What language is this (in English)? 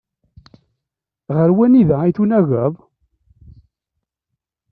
Kabyle